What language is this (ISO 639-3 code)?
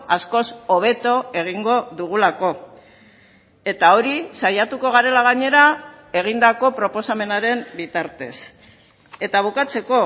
eus